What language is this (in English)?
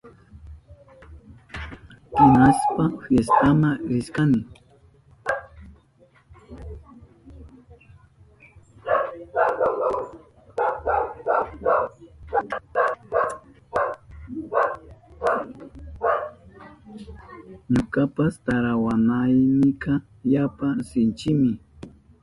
Southern Pastaza Quechua